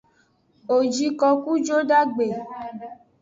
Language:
Aja (Benin)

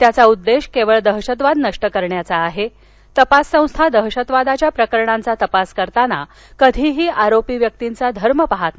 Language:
Marathi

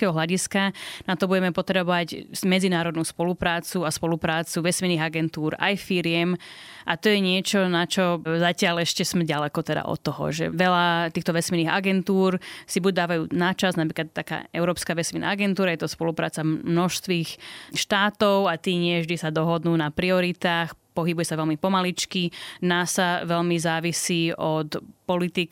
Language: Slovak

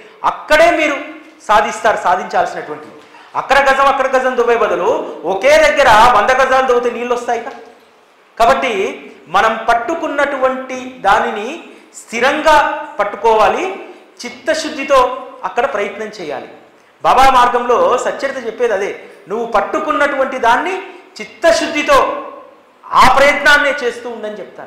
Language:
Telugu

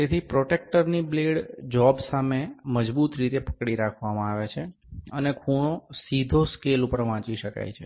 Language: Gujarati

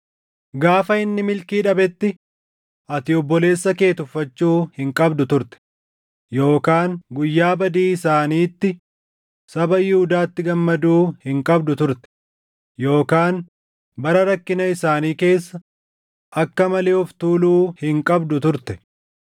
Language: Oromo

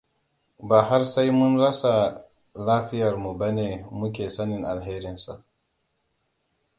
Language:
Hausa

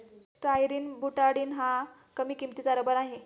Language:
Marathi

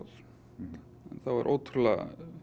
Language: Icelandic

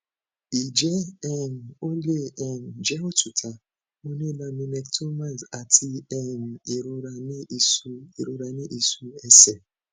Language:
Yoruba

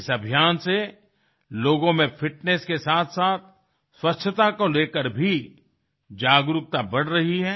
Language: Hindi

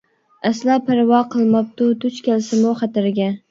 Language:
Uyghur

